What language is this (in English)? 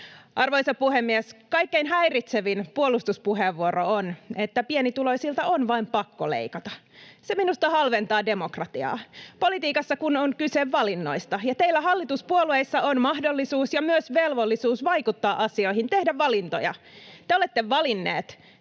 Finnish